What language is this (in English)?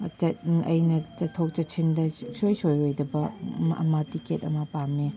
Manipuri